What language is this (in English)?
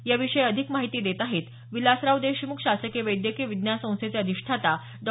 Marathi